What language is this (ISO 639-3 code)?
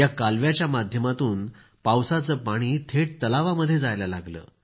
mar